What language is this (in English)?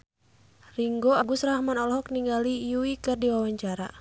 Sundanese